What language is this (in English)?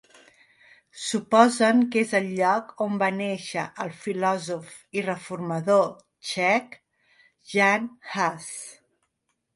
Catalan